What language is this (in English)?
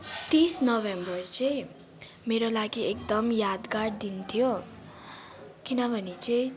Nepali